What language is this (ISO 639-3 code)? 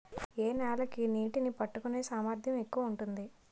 tel